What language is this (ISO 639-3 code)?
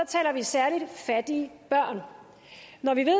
dan